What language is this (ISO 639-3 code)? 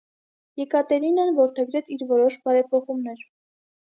hye